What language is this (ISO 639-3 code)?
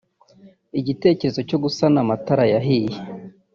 kin